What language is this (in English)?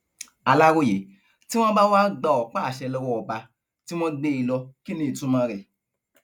Yoruba